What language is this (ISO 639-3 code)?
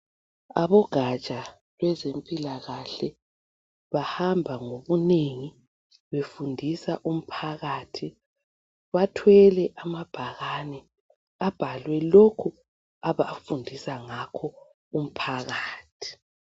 nde